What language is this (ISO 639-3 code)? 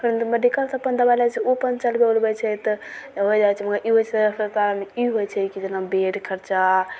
mai